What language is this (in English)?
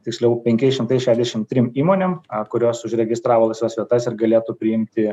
Lithuanian